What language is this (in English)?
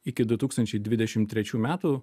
Lithuanian